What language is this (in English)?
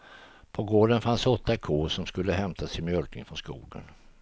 Swedish